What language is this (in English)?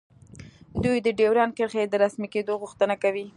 Pashto